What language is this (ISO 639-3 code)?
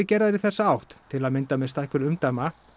isl